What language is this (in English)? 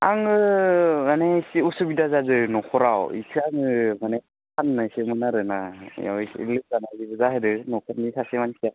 Bodo